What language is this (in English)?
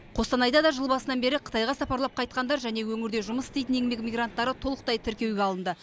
Kazakh